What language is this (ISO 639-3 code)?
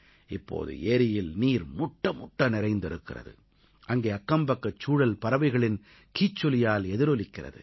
tam